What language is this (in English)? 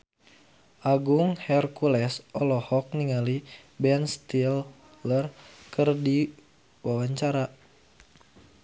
Sundanese